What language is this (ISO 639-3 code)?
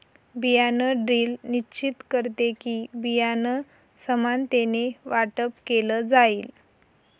mar